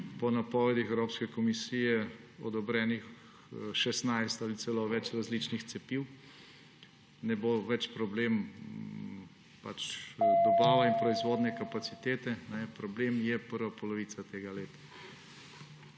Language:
Slovenian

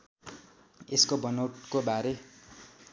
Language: Nepali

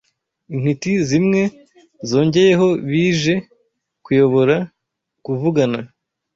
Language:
Kinyarwanda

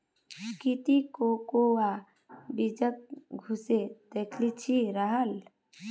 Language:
Magahi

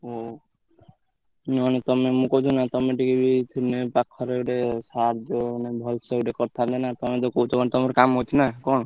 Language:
Odia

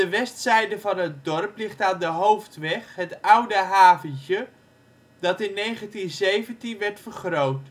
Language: Dutch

